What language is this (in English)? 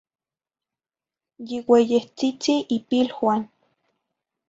Zacatlán-Ahuacatlán-Tepetzintla Nahuatl